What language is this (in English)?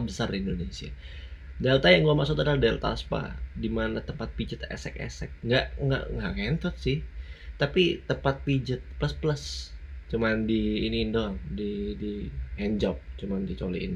Indonesian